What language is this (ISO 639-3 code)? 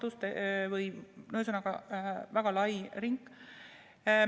est